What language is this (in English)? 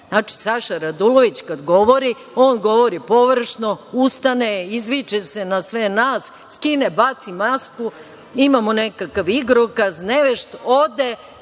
Serbian